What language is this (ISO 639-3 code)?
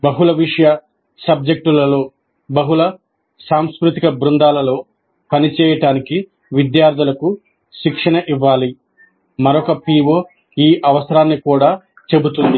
tel